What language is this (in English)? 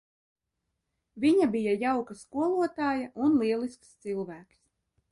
Latvian